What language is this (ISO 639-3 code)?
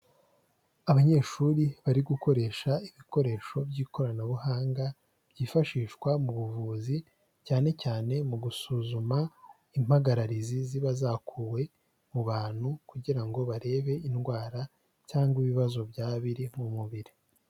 kin